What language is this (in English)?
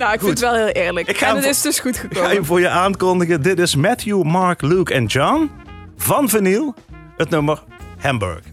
Dutch